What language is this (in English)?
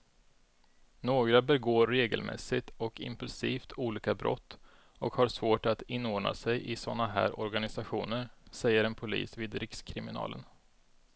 Swedish